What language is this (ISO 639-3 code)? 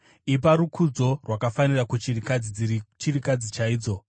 sna